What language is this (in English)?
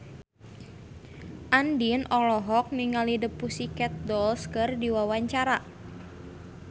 Sundanese